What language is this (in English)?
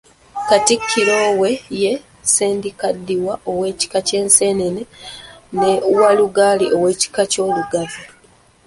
Ganda